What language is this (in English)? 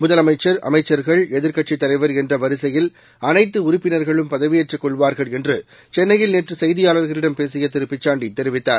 Tamil